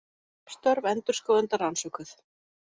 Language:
Icelandic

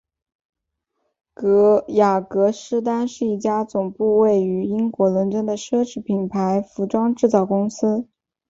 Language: Chinese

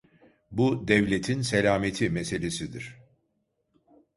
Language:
Turkish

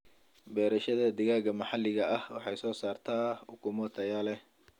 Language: Somali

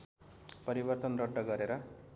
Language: Nepali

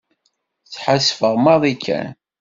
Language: Kabyle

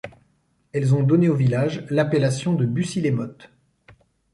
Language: French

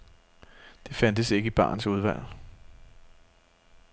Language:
Danish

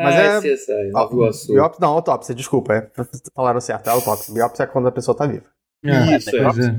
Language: Portuguese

